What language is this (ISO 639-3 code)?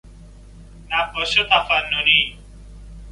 fas